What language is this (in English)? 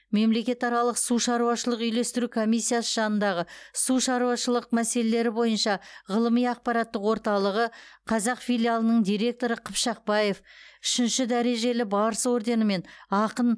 Kazakh